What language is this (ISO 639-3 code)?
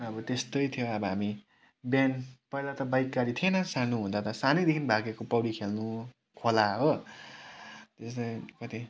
nep